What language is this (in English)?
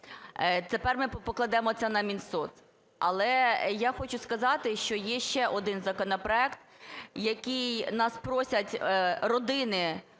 Ukrainian